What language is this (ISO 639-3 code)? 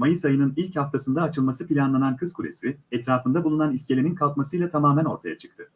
tur